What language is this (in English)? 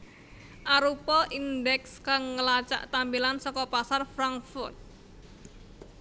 Javanese